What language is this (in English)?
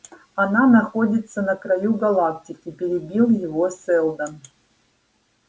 Russian